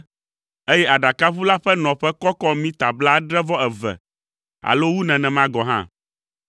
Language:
Ewe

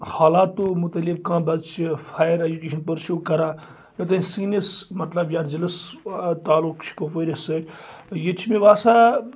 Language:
Kashmiri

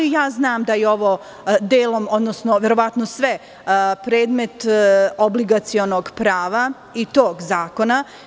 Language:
Serbian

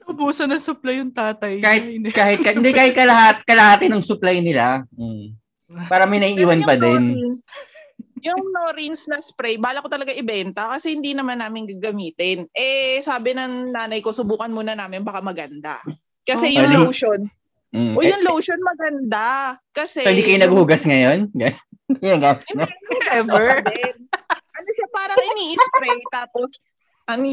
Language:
Filipino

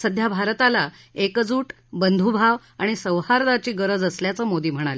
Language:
Marathi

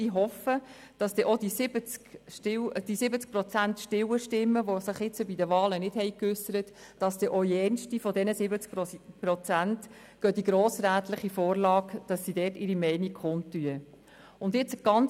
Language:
Swiss German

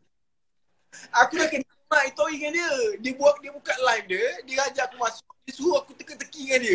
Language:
Malay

